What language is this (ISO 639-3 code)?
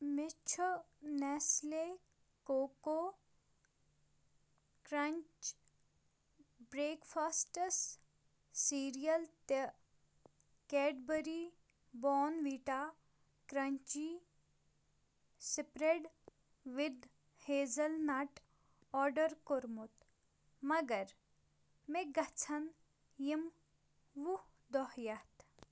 kas